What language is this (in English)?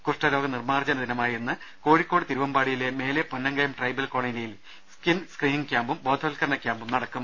Malayalam